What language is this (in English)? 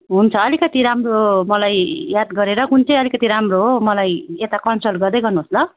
Nepali